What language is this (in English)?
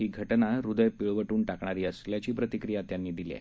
Marathi